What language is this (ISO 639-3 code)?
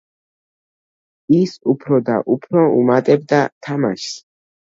kat